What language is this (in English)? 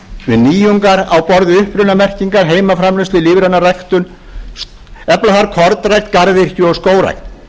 Icelandic